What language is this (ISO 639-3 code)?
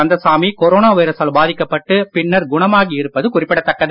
tam